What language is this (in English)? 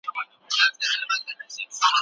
Pashto